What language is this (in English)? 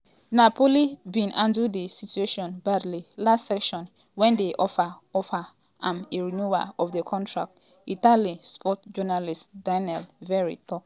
Nigerian Pidgin